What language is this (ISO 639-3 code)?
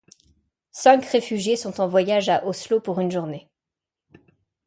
fra